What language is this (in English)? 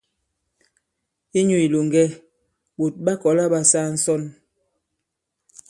Bankon